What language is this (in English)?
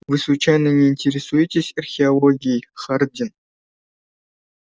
Russian